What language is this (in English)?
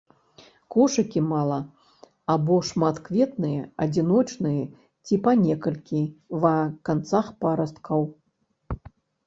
Belarusian